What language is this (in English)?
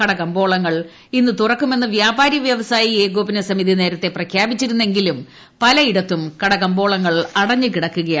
Malayalam